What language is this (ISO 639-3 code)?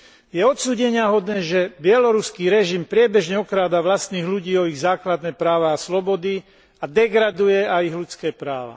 slk